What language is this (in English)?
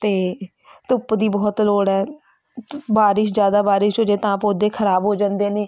Punjabi